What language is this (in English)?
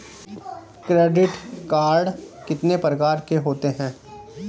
Hindi